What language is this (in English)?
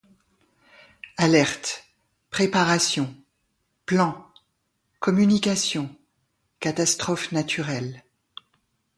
French